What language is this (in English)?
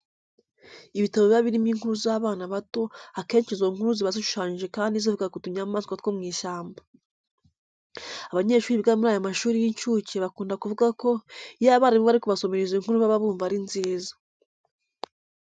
Kinyarwanda